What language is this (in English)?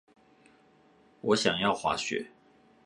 Chinese